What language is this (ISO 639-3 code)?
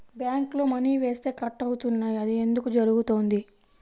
tel